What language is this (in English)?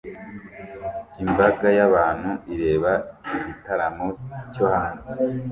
Kinyarwanda